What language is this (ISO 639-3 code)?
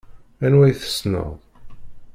kab